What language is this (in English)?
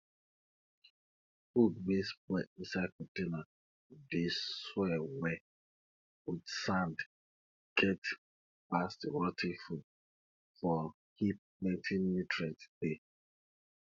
Nigerian Pidgin